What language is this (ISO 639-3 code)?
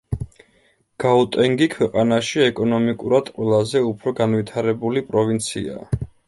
kat